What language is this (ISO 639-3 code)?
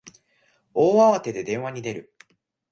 jpn